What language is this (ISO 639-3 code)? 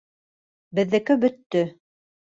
bak